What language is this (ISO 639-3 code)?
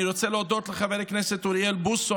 heb